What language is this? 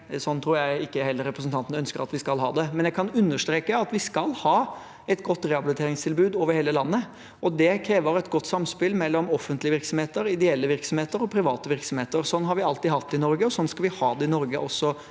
Norwegian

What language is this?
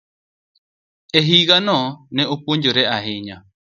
Luo (Kenya and Tanzania)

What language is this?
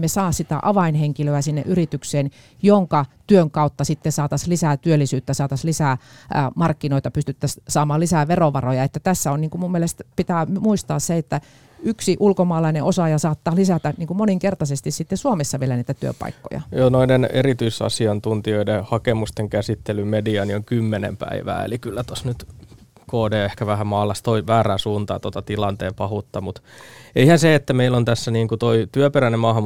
Finnish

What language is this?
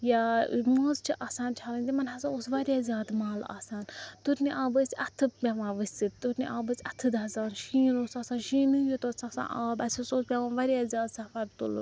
Kashmiri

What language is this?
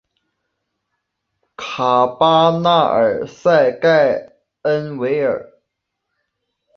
Chinese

